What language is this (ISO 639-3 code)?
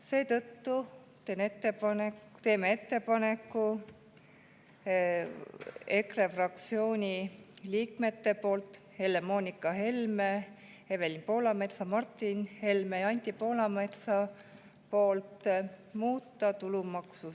est